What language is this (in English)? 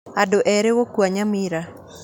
Kikuyu